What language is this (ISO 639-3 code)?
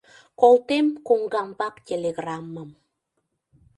chm